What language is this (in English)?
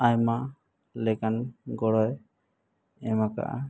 Santali